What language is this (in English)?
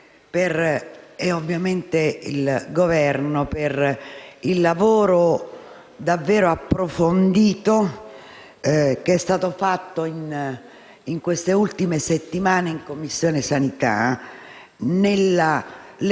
Italian